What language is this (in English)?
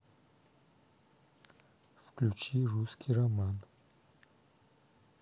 Russian